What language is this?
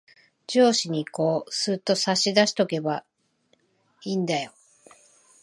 Japanese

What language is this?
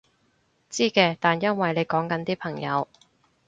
Cantonese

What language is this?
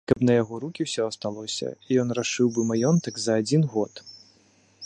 Belarusian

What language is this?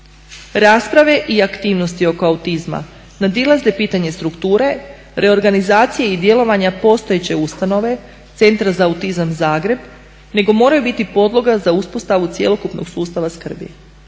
Croatian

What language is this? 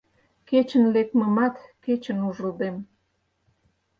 Mari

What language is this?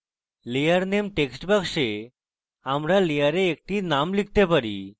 Bangla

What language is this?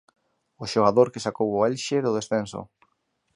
Galician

